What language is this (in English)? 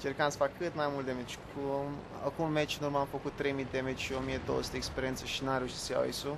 Romanian